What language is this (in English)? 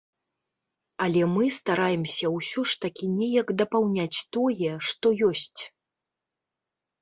Belarusian